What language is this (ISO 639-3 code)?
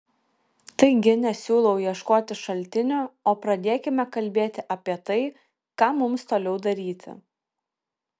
lit